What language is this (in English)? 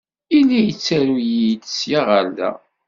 Kabyle